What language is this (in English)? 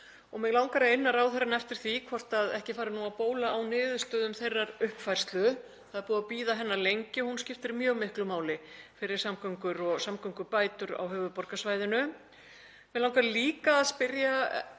Icelandic